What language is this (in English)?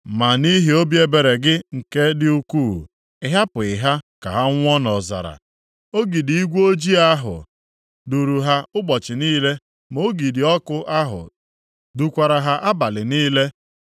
Igbo